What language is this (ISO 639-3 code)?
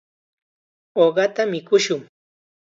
qxa